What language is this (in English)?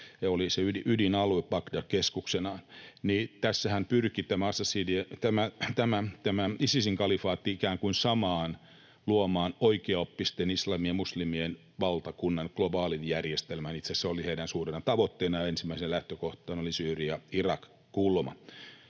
Finnish